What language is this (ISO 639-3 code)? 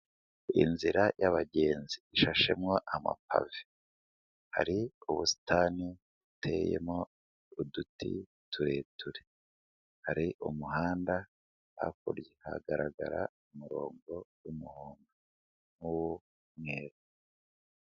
kin